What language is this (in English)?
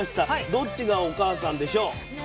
Japanese